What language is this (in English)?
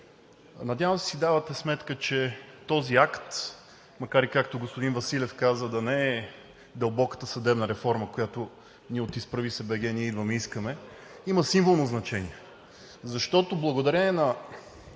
Bulgarian